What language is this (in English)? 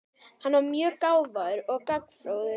Icelandic